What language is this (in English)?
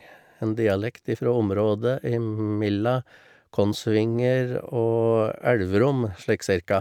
Norwegian